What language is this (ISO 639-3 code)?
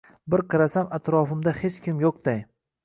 uzb